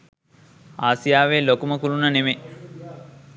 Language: Sinhala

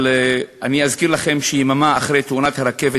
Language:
Hebrew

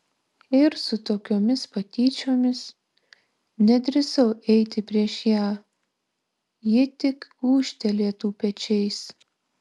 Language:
Lithuanian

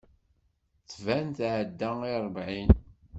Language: Kabyle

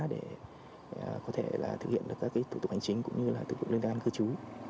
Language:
Vietnamese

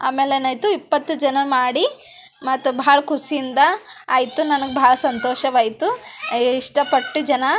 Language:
Kannada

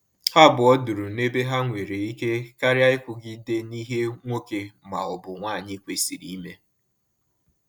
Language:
Igbo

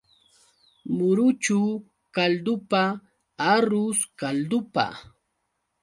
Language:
Yauyos Quechua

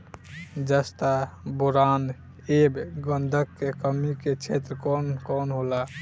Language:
Bhojpuri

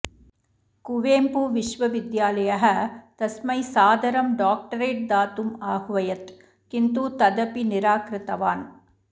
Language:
Sanskrit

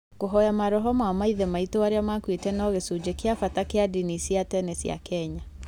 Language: Kikuyu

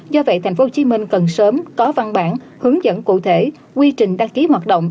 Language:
Vietnamese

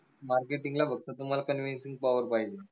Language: Marathi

